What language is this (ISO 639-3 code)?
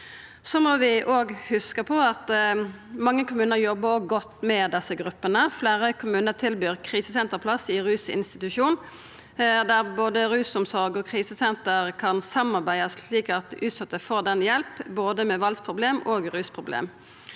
nor